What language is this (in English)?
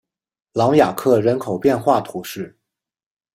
Chinese